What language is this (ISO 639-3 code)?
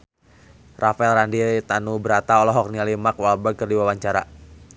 sun